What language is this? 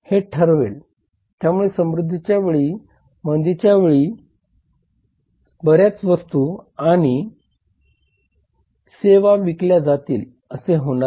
Marathi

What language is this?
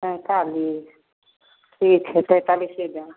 Maithili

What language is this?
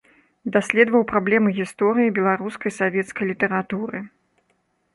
Belarusian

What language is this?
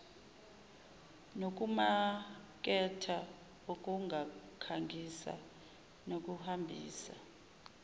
Zulu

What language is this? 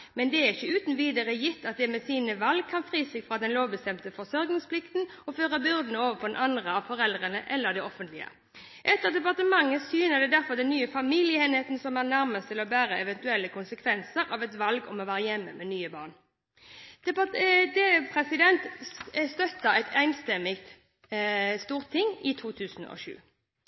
Norwegian Bokmål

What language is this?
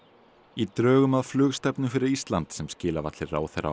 Icelandic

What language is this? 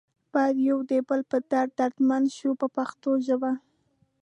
Pashto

